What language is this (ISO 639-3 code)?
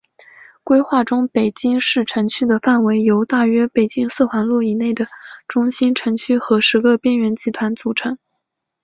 zho